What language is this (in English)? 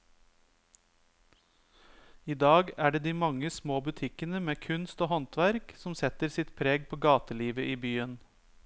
Norwegian